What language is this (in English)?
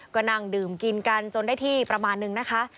Thai